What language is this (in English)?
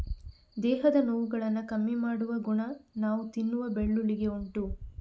Kannada